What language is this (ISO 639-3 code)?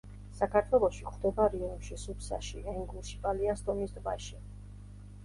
kat